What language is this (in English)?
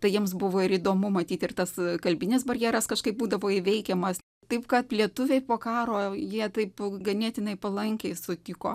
Lithuanian